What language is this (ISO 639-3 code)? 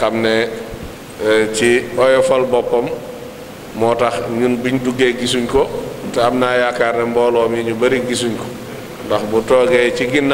ara